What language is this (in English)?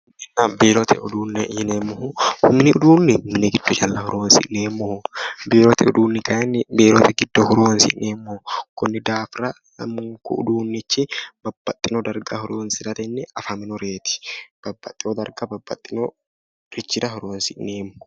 Sidamo